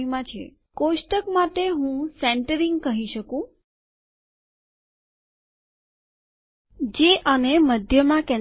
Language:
Gujarati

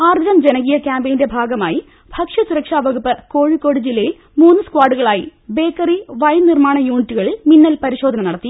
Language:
Malayalam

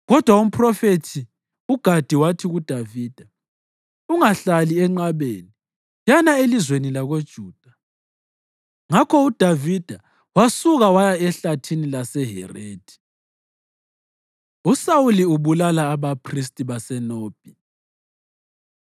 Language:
North Ndebele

